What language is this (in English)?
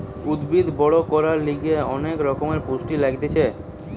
Bangla